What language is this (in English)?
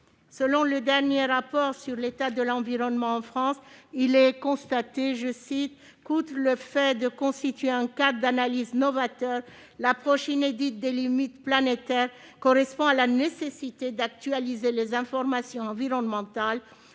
French